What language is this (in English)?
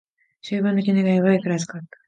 Japanese